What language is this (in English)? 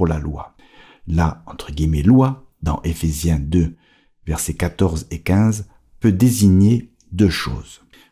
French